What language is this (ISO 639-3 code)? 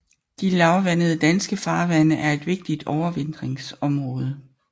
dan